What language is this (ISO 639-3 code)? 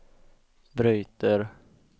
swe